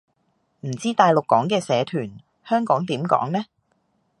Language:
Cantonese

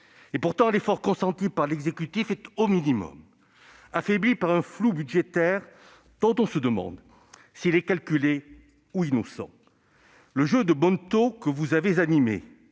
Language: French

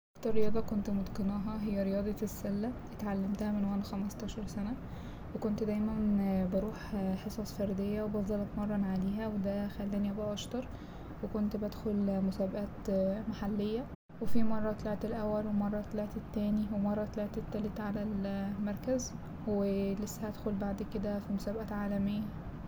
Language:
Egyptian Arabic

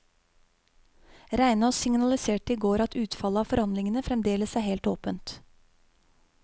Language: Norwegian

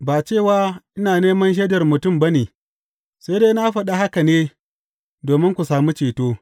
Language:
Hausa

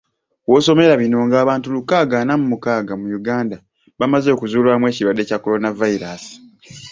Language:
Ganda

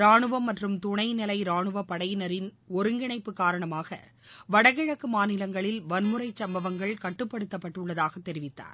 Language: Tamil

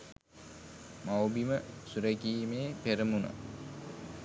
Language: Sinhala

